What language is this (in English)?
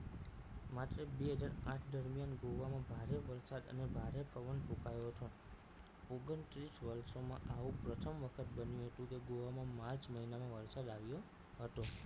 Gujarati